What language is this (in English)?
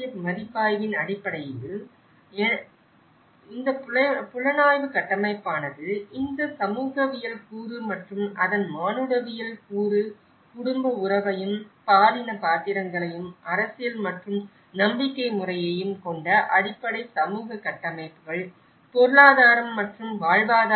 Tamil